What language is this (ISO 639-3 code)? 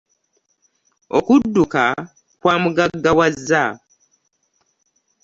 lug